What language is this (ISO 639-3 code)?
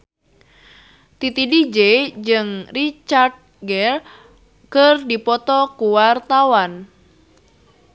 sun